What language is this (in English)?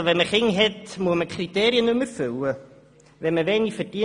Swiss German